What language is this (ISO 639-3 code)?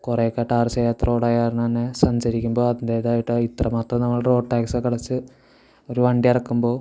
mal